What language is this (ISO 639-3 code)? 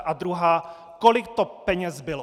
ces